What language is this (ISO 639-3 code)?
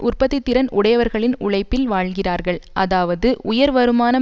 tam